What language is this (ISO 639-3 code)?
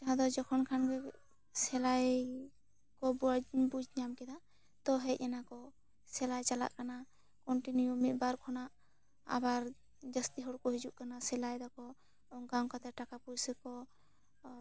sat